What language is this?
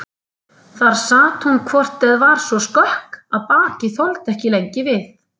Icelandic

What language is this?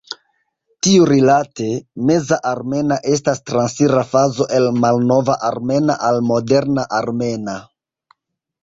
Esperanto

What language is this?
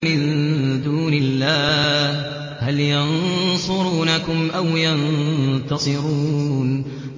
Arabic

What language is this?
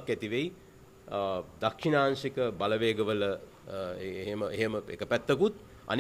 Indonesian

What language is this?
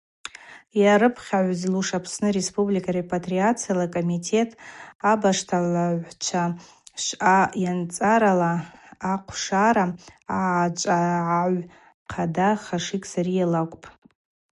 Abaza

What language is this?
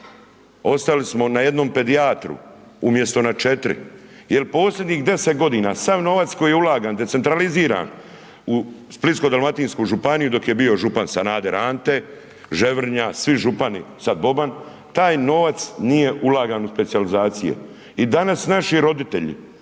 Croatian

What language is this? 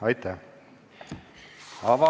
Estonian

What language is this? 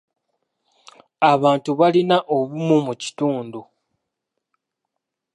Ganda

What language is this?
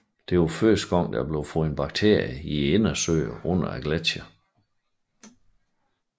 Danish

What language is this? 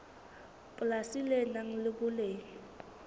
Southern Sotho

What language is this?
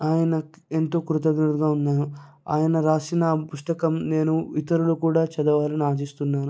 Telugu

